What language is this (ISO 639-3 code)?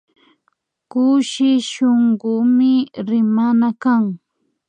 qvi